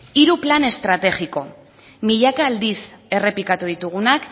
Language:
Basque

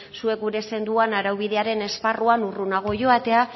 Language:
Basque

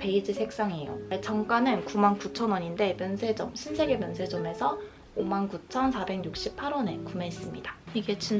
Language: Korean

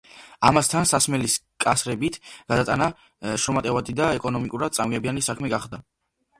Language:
Georgian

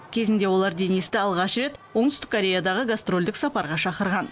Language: Kazakh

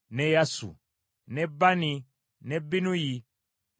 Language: Ganda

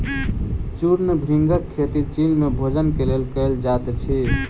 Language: Maithili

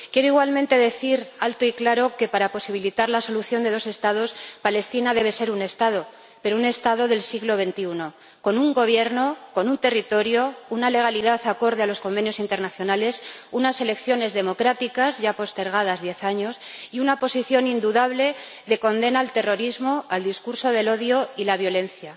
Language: Spanish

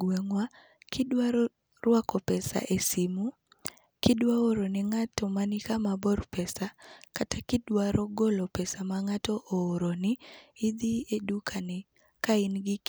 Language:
Luo (Kenya and Tanzania)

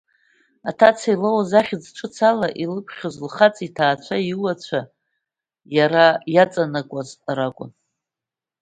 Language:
Abkhazian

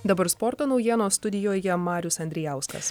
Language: Lithuanian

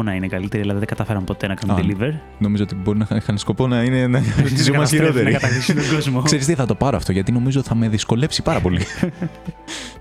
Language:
Greek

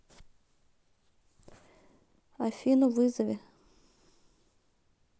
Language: Russian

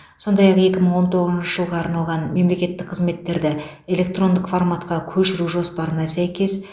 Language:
Kazakh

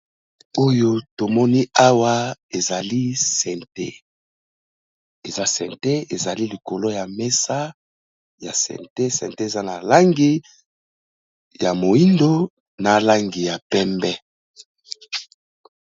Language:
Lingala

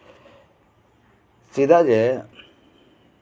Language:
Santali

